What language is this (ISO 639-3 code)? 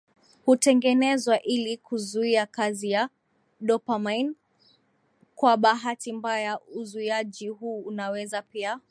swa